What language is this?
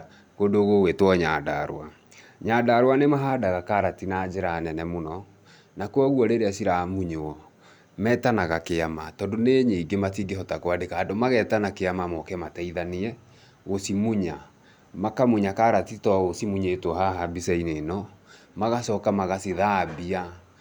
Kikuyu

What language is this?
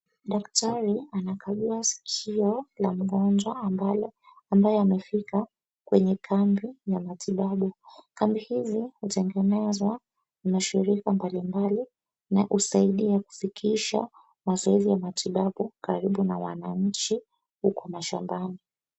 Swahili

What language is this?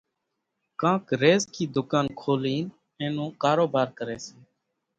Kachi Koli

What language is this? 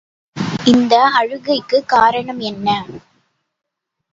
Tamil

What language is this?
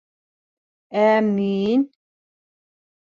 Bashkir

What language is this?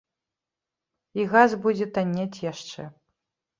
Belarusian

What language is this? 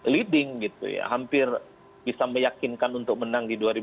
Indonesian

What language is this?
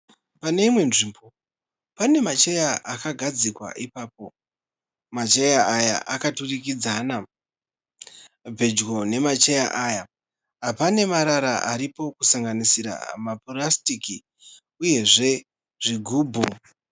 Shona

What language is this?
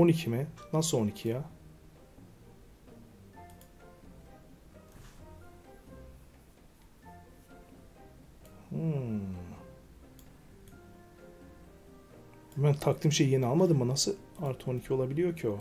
Turkish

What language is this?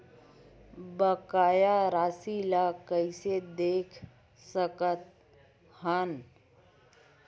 Chhattisgarhi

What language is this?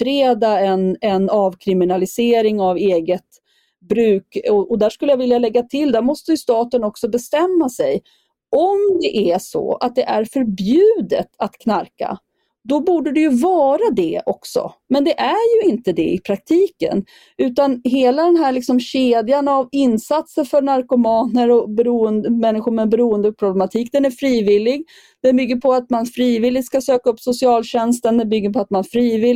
Swedish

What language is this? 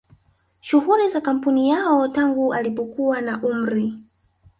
Swahili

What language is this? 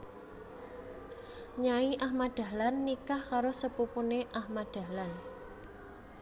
Javanese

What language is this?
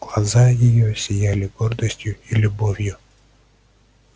Russian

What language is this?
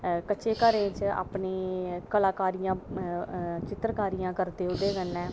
Dogri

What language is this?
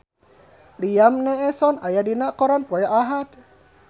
Sundanese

